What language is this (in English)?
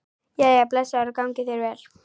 Icelandic